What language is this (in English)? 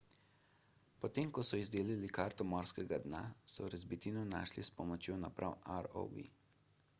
Slovenian